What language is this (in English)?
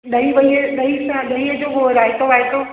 Sindhi